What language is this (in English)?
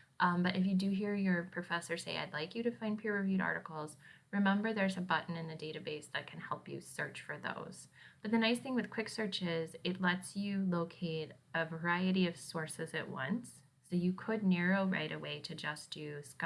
English